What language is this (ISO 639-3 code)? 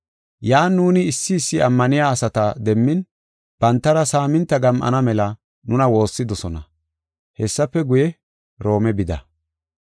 gof